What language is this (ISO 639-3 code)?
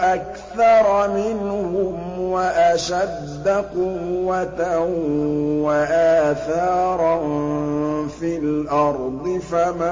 ara